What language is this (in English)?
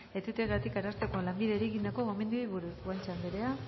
Basque